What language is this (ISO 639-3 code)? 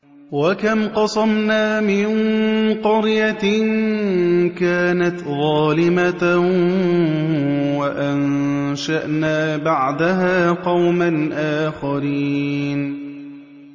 ara